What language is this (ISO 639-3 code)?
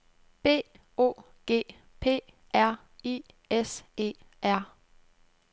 dan